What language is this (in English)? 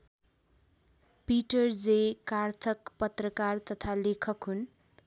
Nepali